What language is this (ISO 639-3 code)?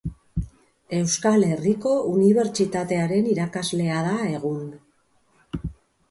eus